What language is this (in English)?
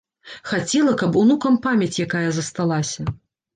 Belarusian